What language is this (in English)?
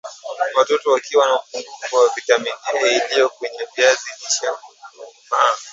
Swahili